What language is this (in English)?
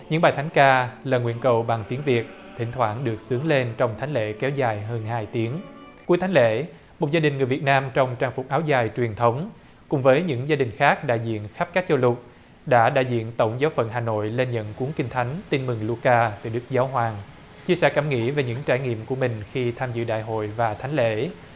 Vietnamese